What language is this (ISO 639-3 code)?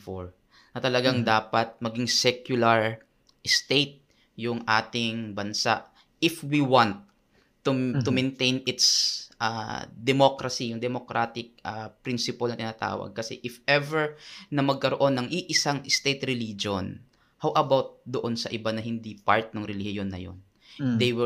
fil